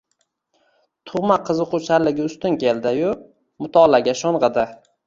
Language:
Uzbek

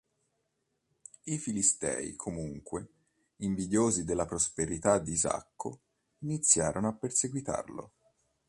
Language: Italian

